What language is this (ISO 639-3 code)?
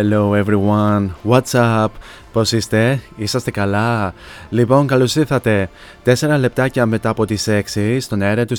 ell